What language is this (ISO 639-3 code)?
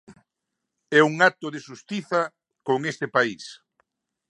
glg